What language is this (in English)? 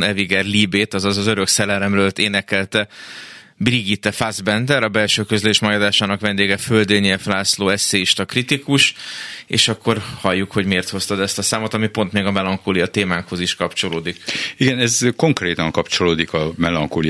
Hungarian